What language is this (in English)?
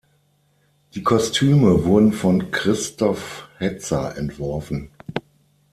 German